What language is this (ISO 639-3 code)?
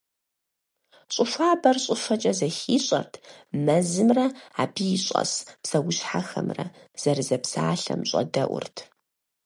kbd